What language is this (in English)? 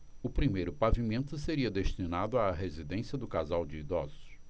Portuguese